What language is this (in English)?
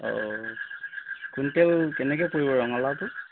Assamese